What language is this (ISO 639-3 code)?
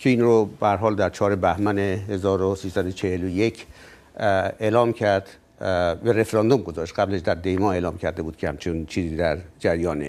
fas